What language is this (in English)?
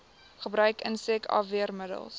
Afrikaans